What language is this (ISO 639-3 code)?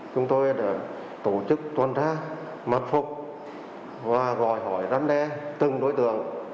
vie